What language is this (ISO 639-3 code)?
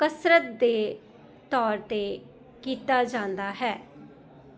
pan